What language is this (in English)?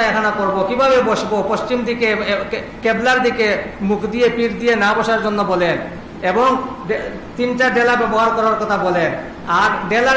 Bangla